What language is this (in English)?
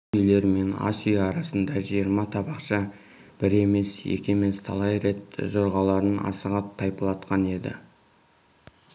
Kazakh